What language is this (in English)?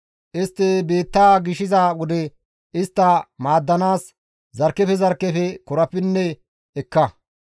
Gamo